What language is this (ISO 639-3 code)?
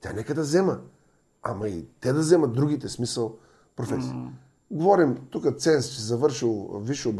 bul